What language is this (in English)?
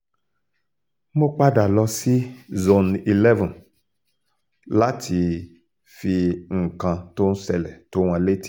Yoruba